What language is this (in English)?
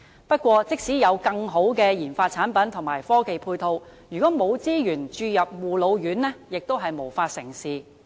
Cantonese